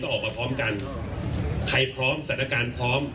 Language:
Thai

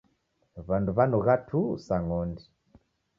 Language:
Taita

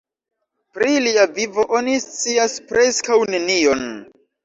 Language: Esperanto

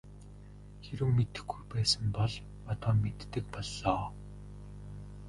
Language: Mongolian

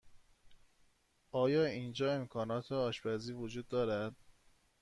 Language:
Persian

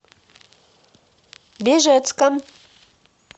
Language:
Russian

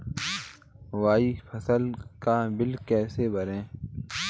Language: Hindi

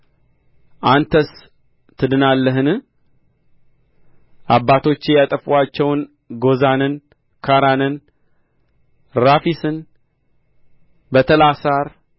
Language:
Amharic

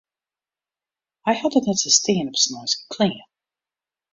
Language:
Western Frisian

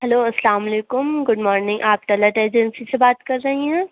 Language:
Urdu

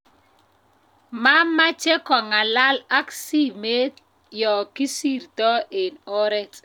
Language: Kalenjin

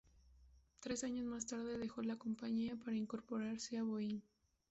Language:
Spanish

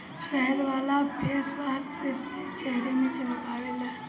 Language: Bhojpuri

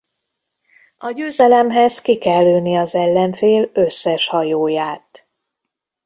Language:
Hungarian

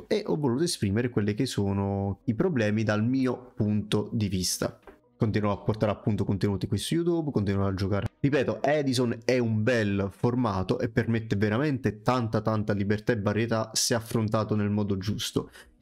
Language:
Italian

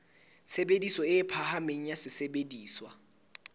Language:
Southern Sotho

